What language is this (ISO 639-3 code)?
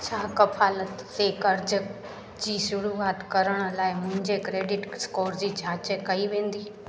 snd